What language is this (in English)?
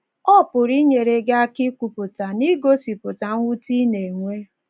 Igbo